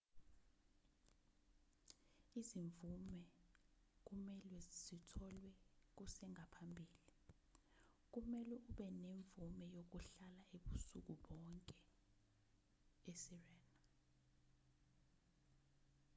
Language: Zulu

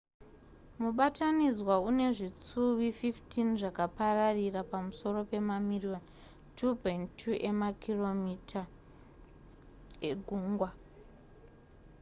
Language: Shona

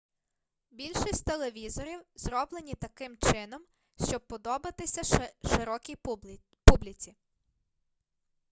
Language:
Ukrainian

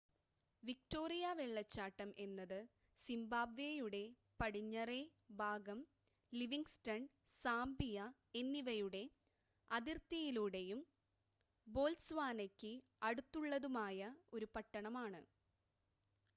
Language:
Malayalam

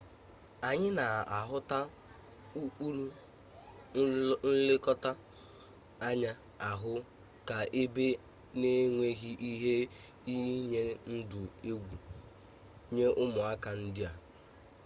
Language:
Igbo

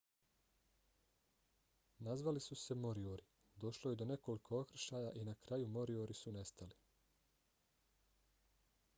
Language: Bosnian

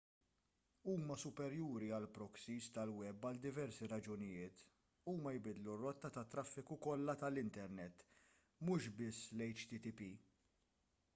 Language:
Maltese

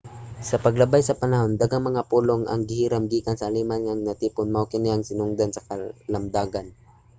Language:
Cebuano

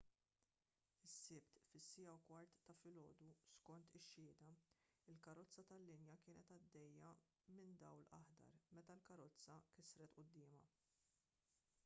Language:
Maltese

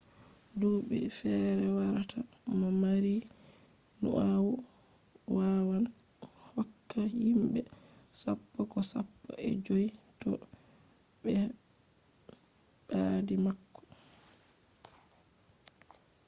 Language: Fula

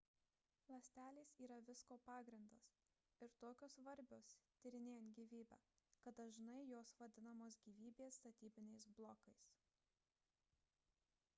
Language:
Lithuanian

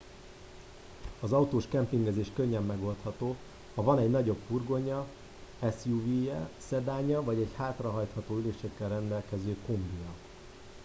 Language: Hungarian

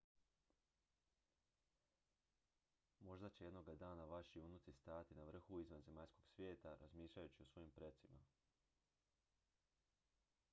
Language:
Croatian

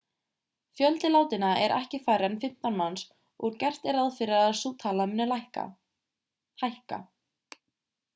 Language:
Icelandic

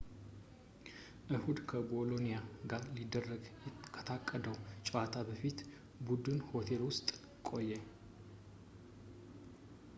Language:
Amharic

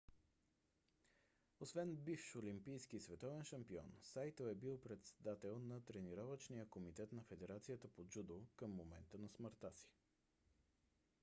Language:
Bulgarian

